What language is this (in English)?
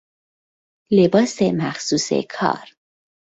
Persian